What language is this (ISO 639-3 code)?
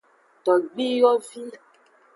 ajg